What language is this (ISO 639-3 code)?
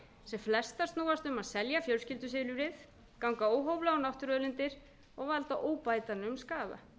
isl